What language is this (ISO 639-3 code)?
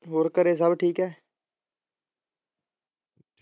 pan